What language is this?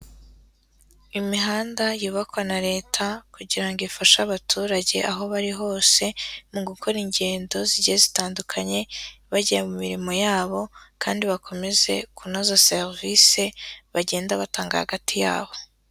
Kinyarwanda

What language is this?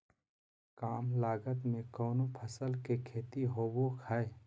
Magahi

